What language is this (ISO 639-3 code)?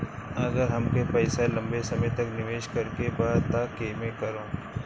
bho